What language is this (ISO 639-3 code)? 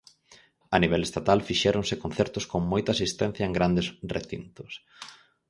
glg